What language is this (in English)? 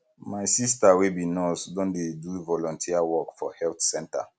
Nigerian Pidgin